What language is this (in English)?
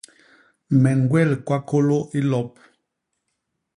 Basaa